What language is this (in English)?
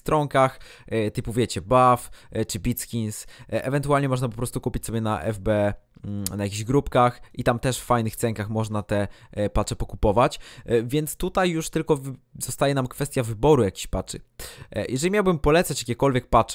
Polish